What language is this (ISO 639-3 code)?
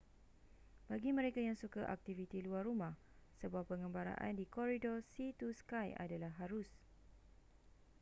msa